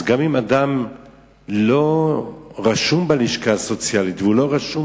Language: Hebrew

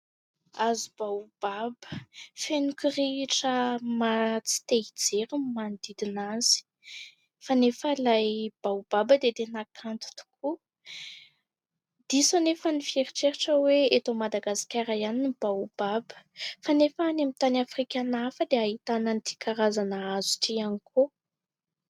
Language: Malagasy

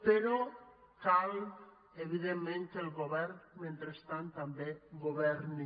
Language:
Catalan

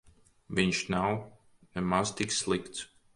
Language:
Latvian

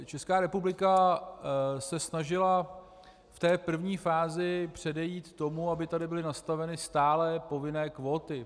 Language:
Czech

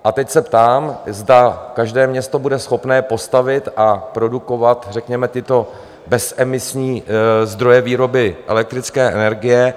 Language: Czech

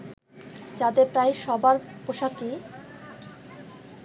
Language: Bangla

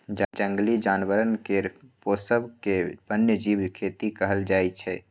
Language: Maithili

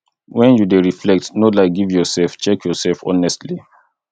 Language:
Nigerian Pidgin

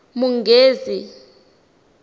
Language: Tsonga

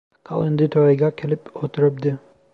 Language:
Uzbek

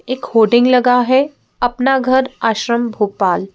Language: Hindi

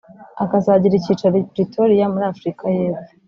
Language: Kinyarwanda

